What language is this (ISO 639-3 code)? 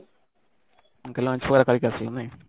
ori